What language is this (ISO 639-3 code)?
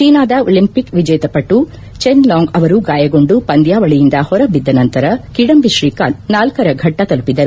kan